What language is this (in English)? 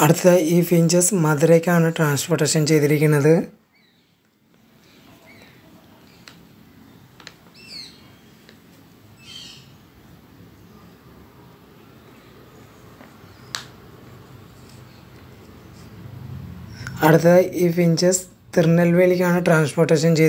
Romanian